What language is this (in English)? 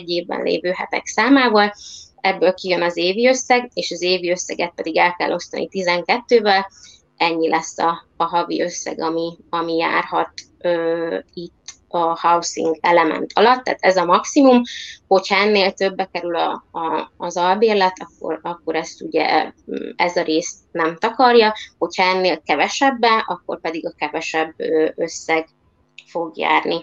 Hungarian